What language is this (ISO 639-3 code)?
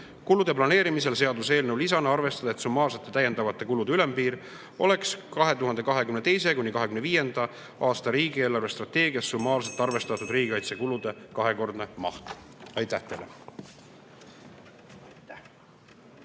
est